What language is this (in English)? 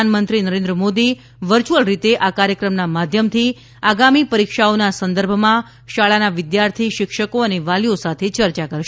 Gujarati